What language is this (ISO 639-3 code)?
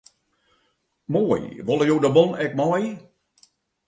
fry